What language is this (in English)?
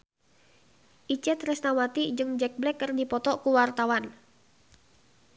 Sundanese